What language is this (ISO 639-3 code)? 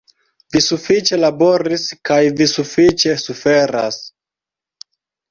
epo